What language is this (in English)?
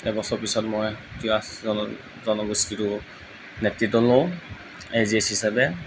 Assamese